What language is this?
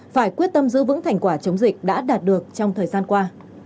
Vietnamese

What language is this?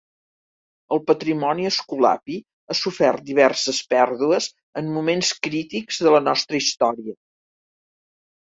Catalan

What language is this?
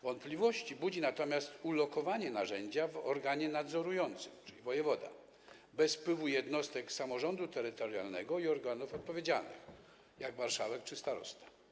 Polish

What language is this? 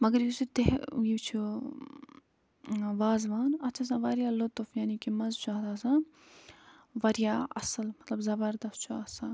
Kashmiri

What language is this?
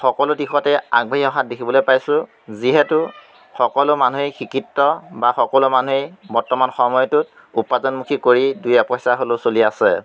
Assamese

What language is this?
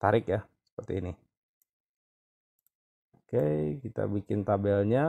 Indonesian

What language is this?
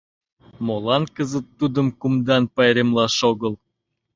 Mari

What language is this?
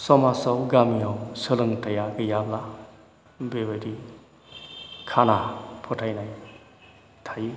Bodo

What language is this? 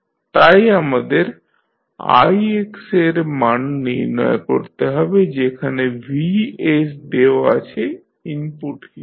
Bangla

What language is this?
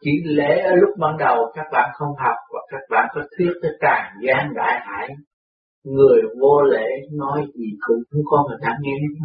Vietnamese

